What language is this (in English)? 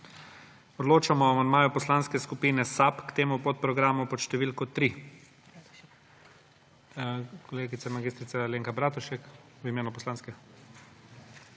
Slovenian